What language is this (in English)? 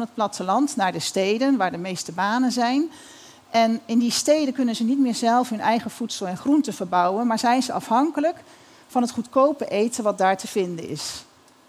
Dutch